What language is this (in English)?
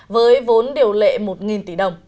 Vietnamese